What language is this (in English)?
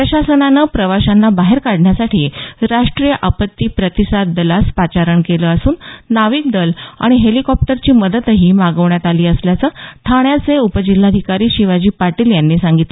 Marathi